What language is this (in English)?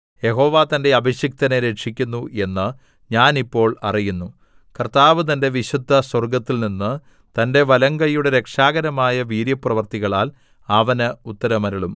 Malayalam